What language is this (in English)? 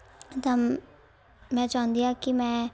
Punjabi